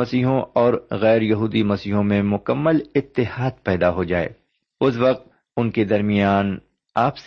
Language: Urdu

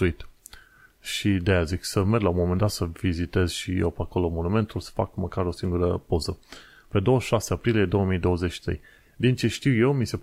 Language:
Romanian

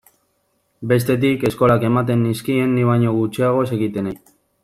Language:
Basque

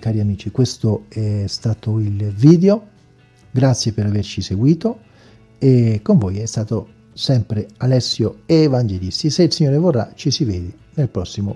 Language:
Italian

